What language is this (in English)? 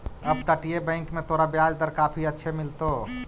Magahi